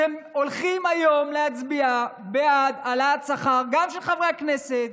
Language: Hebrew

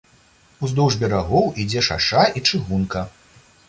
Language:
Belarusian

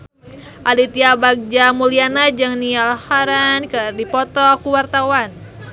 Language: Sundanese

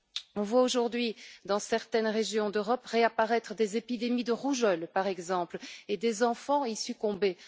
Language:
French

